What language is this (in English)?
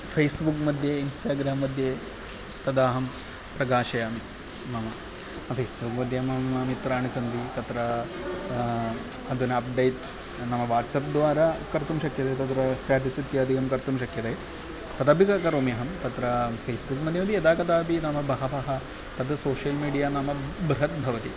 Sanskrit